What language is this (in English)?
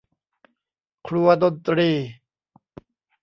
Thai